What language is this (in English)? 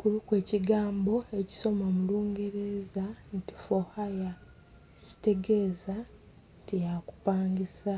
Soga